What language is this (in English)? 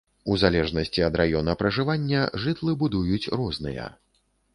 Belarusian